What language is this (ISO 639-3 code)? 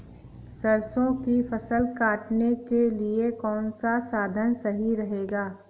hin